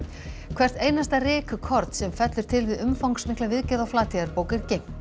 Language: Icelandic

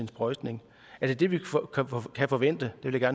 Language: Danish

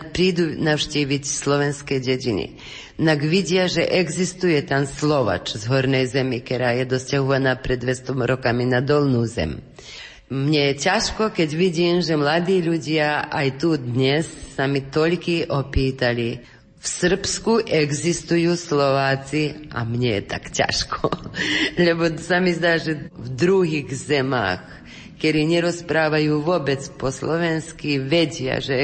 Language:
Slovak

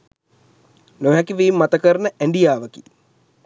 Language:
Sinhala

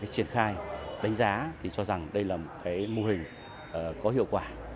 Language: Vietnamese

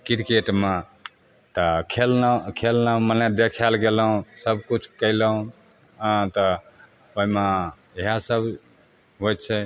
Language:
Maithili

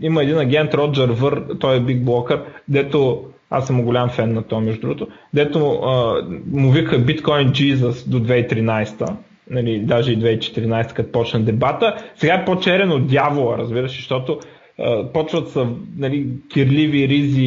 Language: Bulgarian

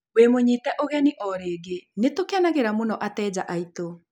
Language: Kikuyu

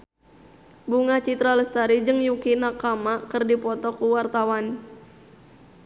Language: Sundanese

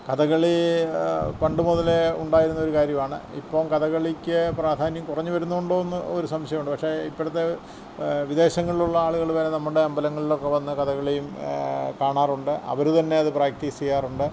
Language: Malayalam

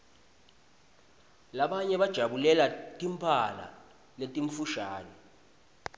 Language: Swati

